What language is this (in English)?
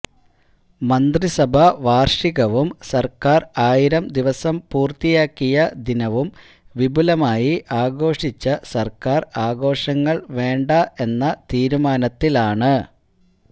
Malayalam